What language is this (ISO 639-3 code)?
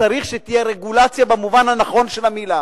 heb